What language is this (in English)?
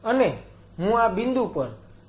Gujarati